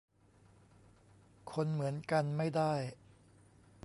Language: Thai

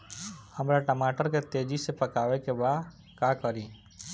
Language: Bhojpuri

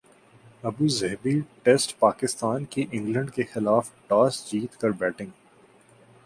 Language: Urdu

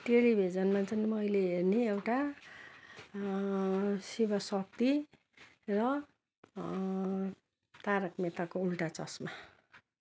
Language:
Nepali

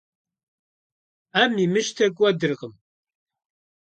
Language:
Kabardian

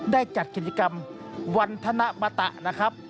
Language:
Thai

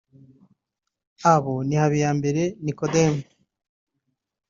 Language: Kinyarwanda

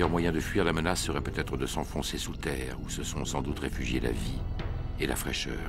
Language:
French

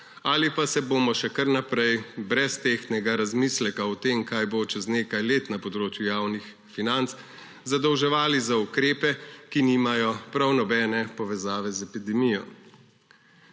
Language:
Slovenian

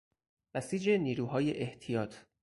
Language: Persian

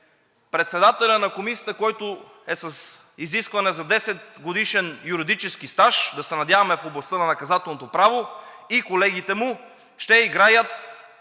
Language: Bulgarian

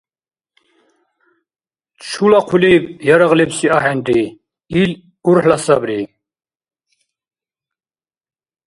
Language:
Dargwa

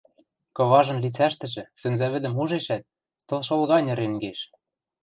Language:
Western Mari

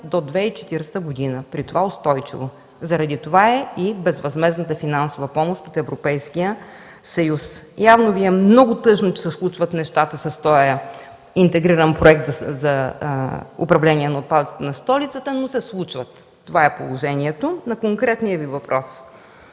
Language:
Bulgarian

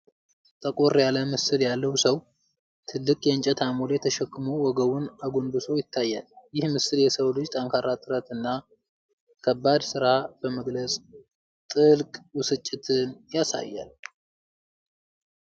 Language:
Amharic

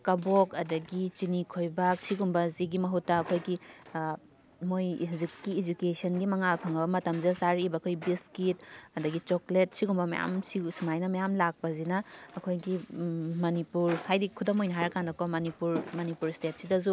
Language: Manipuri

